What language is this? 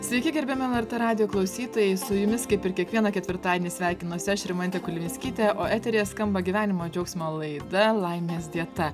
Lithuanian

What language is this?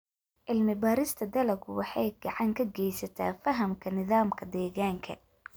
Somali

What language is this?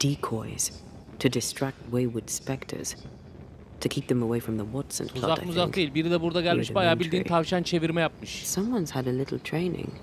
Turkish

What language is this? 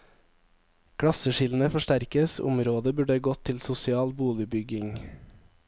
Norwegian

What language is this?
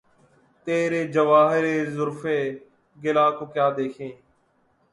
Urdu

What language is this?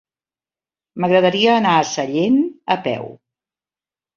Catalan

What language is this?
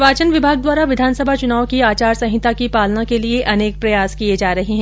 Hindi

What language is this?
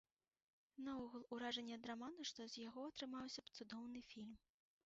Belarusian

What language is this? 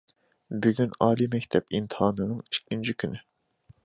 Uyghur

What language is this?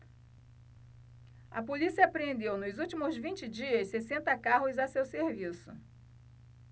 Portuguese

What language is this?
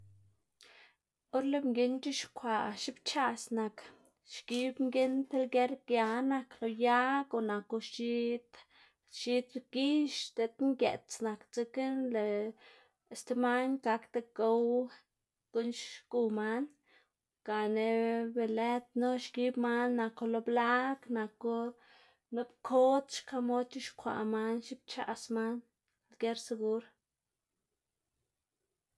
Xanaguía Zapotec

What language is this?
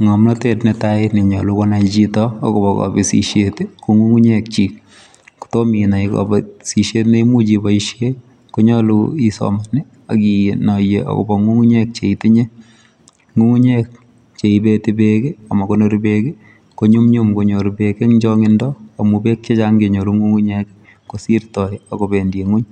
Kalenjin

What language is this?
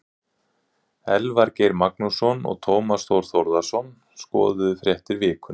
Icelandic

